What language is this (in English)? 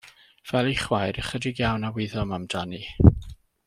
Welsh